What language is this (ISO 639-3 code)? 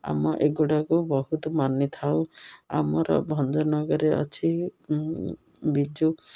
ori